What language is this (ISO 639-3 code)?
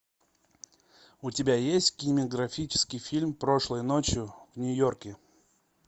rus